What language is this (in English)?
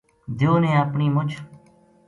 Gujari